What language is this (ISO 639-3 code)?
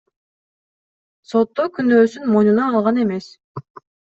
kir